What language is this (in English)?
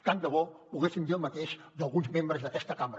Catalan